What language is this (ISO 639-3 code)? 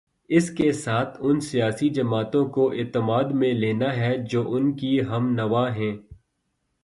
urd